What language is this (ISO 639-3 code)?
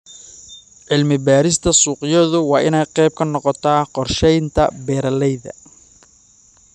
som